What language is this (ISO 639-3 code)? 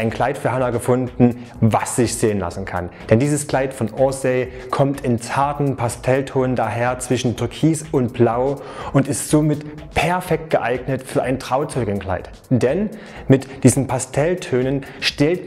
deu